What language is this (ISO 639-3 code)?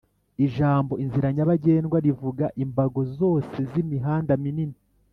kin